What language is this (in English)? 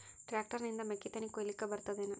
Kannada